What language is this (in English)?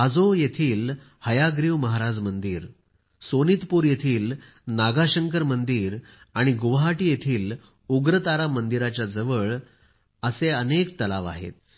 Marathi